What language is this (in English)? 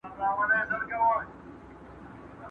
Pashto